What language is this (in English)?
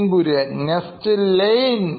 Malayalam